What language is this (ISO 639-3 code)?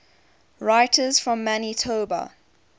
eng